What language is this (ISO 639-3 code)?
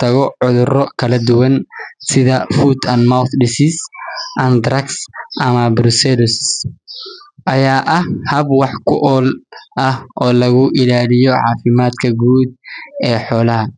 som